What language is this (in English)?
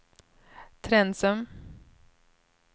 Swedish